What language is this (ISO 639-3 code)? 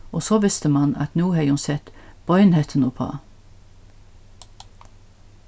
fao